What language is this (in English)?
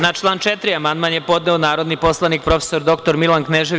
Serbian